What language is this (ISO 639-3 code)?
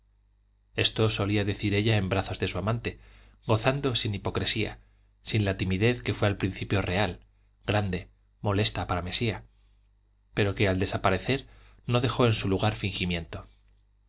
spa